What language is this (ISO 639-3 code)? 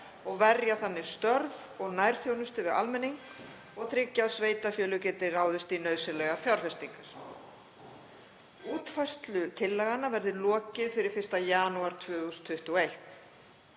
isl